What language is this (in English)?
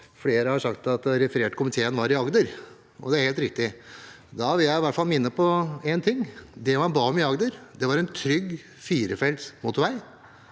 Norwegian